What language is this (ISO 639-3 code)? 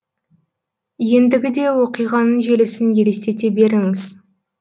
kaz